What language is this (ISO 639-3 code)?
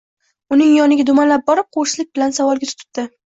uzb